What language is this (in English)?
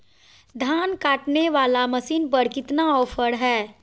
Magahi